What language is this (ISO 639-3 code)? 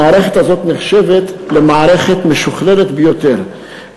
heb